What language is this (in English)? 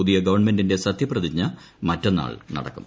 Malayalam